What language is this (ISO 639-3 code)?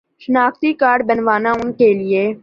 urd